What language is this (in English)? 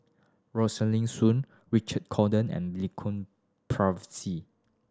English